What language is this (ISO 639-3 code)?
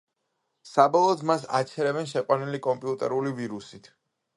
kat